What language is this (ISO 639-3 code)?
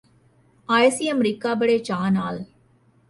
pan